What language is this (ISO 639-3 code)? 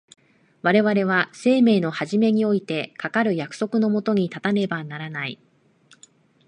jpn